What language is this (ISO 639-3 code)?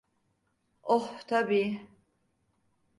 tur